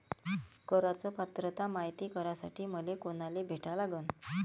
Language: Marathi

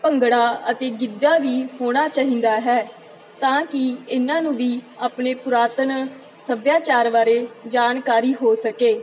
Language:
Punjabi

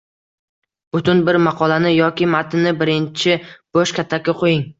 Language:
Uzbek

